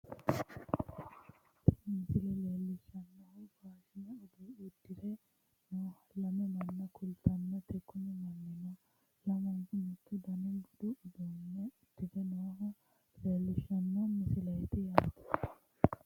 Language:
Sidamo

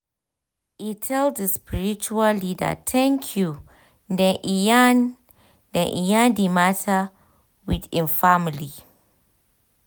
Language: Nigerian Pidgin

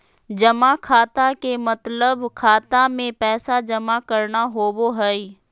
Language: Magahi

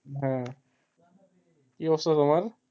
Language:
Bangla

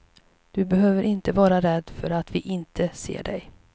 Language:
Swedish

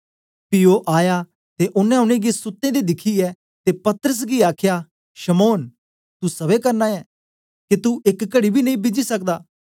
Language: Dogri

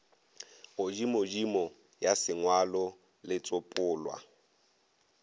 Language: Northern Sotho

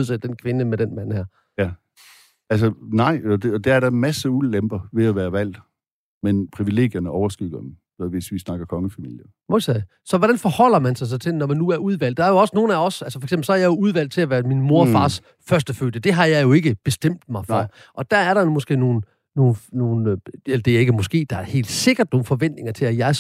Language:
Danish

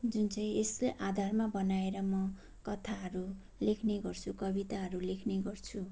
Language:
Nepali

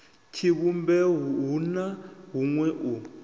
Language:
Venda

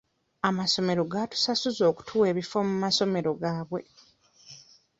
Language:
Ganda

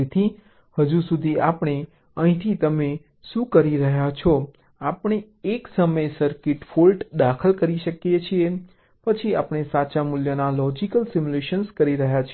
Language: Gujarati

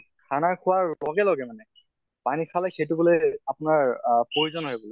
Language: Assamese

